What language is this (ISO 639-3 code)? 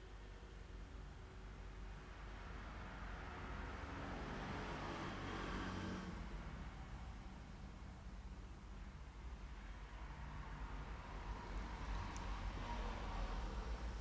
tha